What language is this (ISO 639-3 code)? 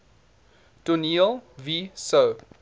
afr